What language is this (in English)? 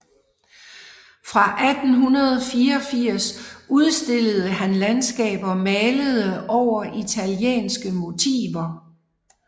Danish